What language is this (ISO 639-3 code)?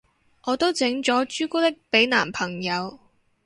yue